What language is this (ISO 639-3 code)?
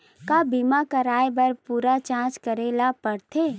hne